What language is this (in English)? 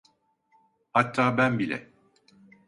Turkish